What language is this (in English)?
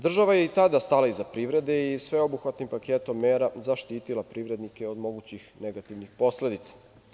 Serbian